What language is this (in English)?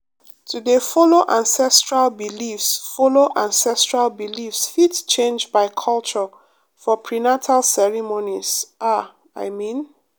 Nigerian Pidgin